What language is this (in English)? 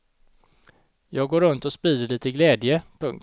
Swedish